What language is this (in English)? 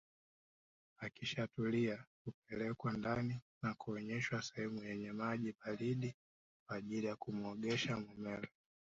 Swahili